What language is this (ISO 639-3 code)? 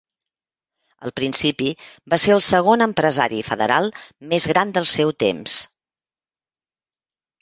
cat